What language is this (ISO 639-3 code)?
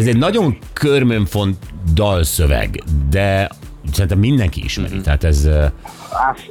hun